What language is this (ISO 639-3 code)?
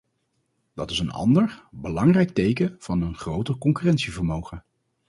nld